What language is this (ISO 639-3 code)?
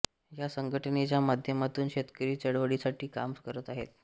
mar